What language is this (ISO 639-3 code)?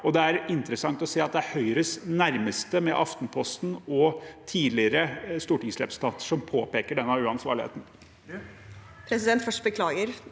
nor